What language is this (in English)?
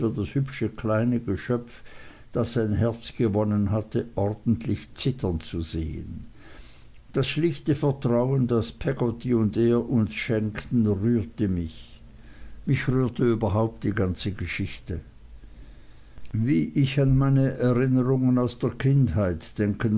German